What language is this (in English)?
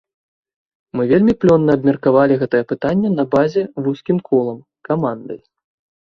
Belarusian